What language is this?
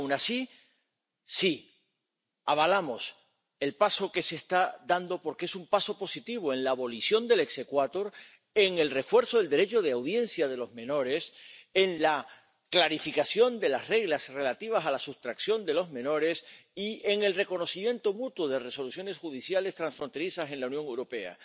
Spanish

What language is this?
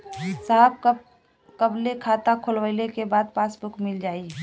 Bhojpuri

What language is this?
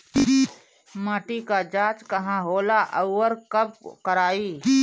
Bhojpuri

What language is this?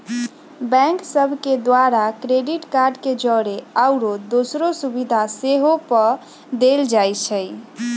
Magahi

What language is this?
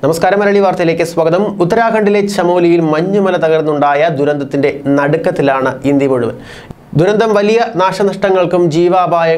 Hindi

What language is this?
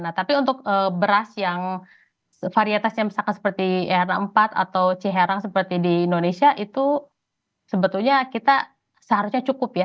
Indonesian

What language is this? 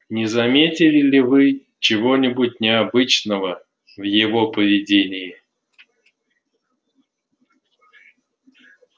Russian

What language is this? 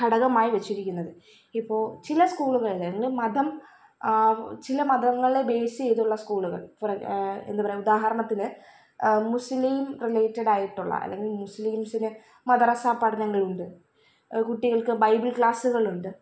Malayalam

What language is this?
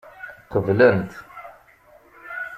Kabyle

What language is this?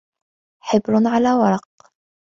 Arabic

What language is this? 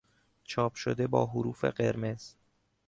Persian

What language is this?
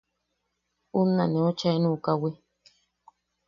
Yaqui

